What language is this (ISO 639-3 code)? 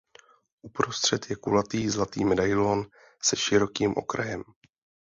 ces